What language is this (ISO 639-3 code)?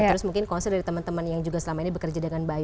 ind